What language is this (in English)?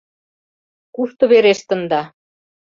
Mari